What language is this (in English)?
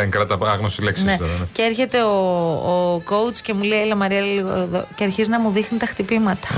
Greek